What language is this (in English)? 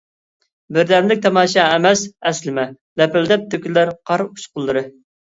Uyghur